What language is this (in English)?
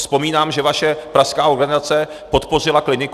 Czech